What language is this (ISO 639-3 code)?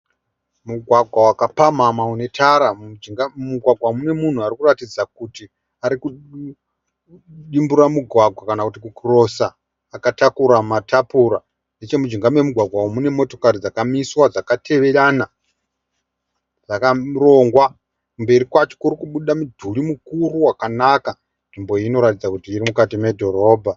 sna